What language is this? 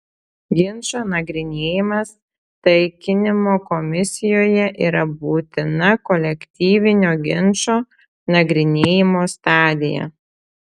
Lithuanian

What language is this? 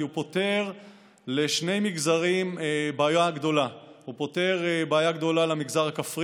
Hebrew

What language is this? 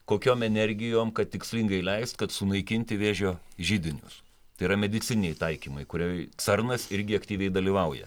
Lithuanian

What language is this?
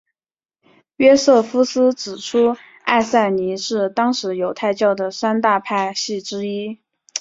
Chinese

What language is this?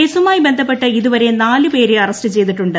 Malayalam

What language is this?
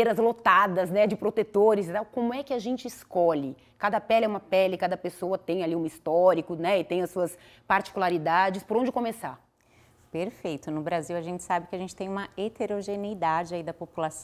Portuguese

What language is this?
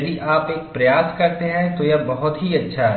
Hindi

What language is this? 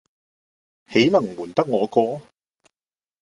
Cantonese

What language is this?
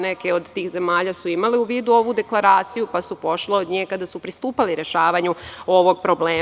Serbian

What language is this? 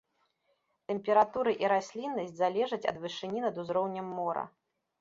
Belarusian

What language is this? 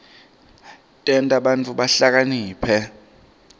Swati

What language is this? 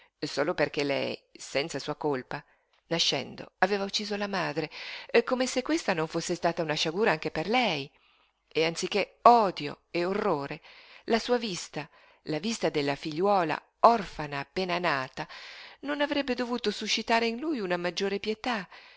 Italian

